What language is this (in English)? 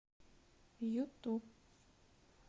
Russian